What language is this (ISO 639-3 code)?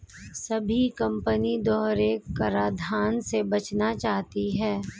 hin